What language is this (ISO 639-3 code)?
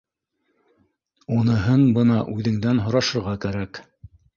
bak